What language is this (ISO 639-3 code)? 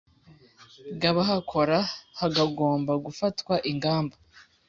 kin